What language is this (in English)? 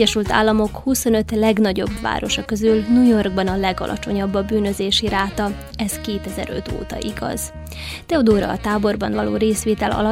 Hungarian